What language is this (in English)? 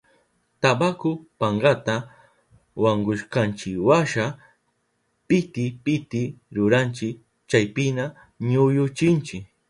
Southern Pastaza Quechua